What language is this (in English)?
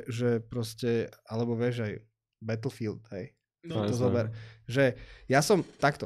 Slovak